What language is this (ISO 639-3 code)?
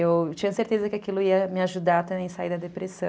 por